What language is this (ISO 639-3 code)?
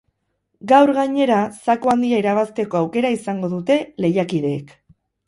eus